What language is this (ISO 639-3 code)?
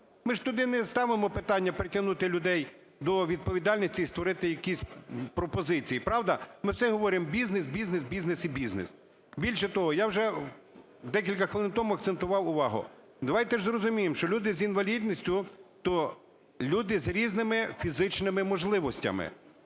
ukr